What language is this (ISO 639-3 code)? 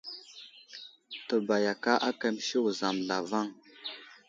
udl